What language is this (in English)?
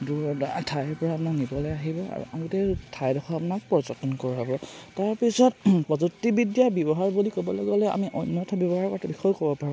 Assamese